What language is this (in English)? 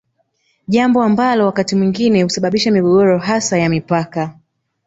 Swahili